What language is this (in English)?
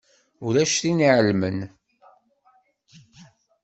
Kabyle